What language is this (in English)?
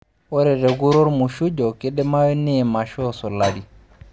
Masai